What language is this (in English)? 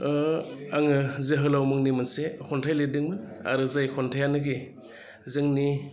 Bodo